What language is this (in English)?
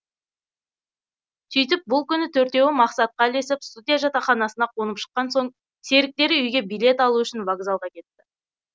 Kazakh